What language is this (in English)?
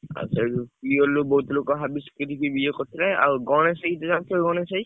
Odia